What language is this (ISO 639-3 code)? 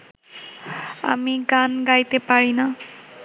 ben